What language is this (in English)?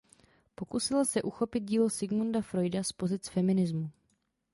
Czech